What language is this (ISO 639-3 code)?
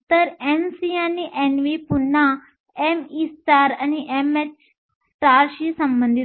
mar